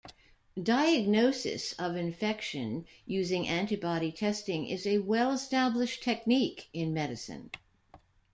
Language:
English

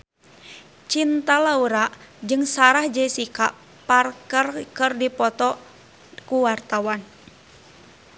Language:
Sundanese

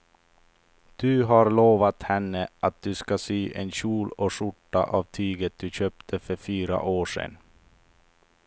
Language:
Swedish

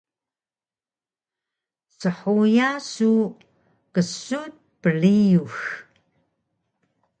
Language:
Taroko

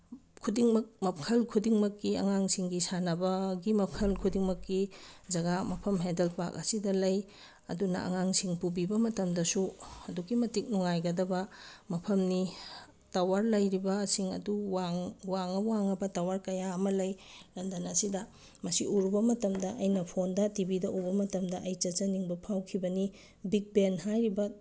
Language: Manipuri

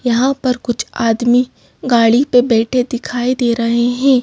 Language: Hindi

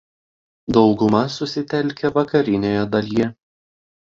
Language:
Lithuanian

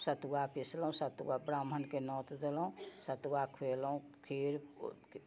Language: Maithili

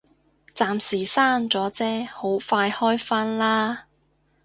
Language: Cantonese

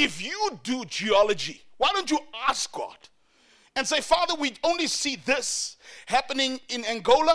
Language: English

